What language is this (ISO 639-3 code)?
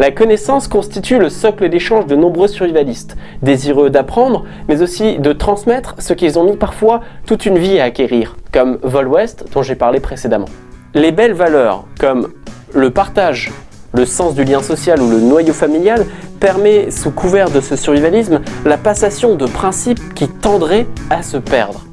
fra